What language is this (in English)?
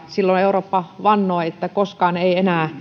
Finnish